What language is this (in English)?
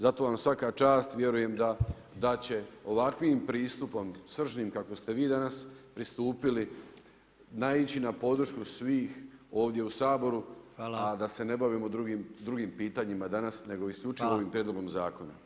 Croatian